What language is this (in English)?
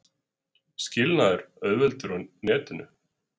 Icelandic